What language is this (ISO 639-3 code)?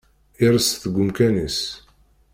kab